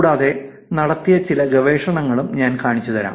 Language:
Malayalam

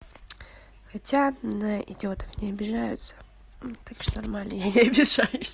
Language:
Russian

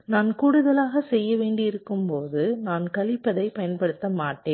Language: Tamil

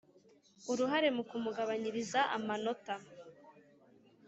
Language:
Kinyarwanda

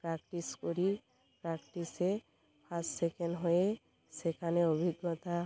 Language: Bangla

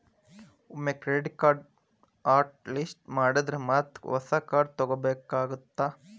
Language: Kannada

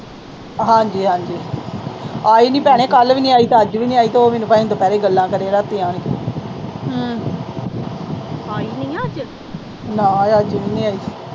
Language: Punjabi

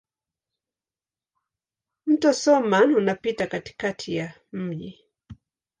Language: Swahili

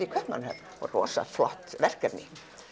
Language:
Icelandic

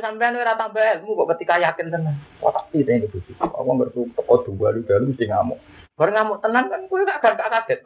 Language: Indonesian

